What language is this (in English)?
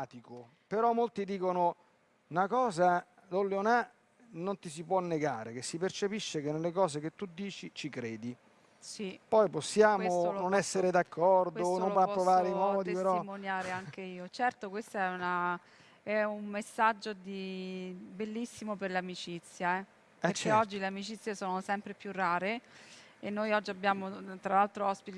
Italian